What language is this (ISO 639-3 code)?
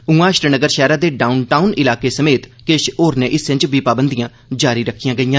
doi